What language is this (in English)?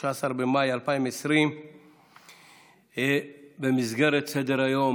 Hebrew